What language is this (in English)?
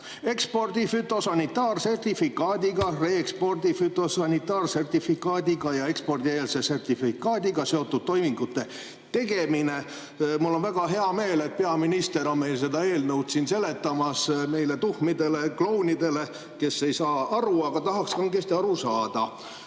Estonian